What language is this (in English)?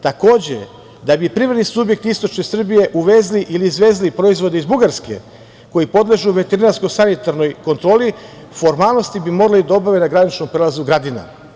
Serbian